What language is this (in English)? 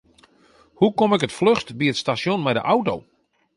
Western Frisian